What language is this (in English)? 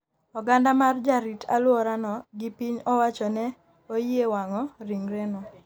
Luo (Kenya and Tanzania)